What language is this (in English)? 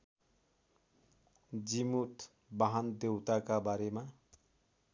Nepali